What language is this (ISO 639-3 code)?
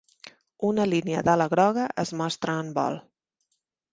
cat